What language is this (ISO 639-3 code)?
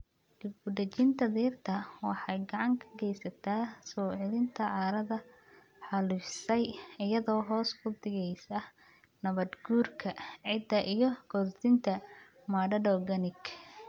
som